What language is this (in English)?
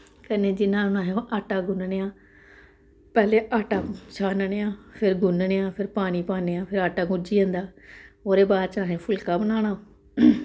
Dogri